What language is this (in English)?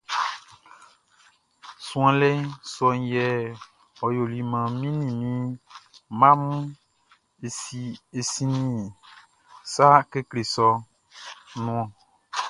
Baoulé